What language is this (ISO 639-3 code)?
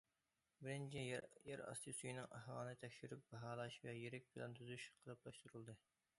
uig